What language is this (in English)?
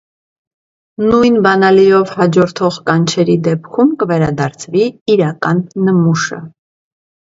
Armenian